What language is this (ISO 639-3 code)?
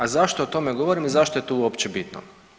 hrv